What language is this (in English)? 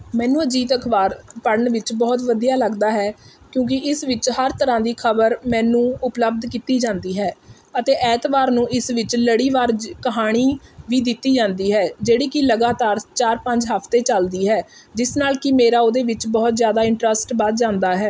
Punjabi